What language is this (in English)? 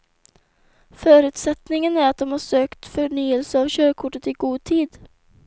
Swedish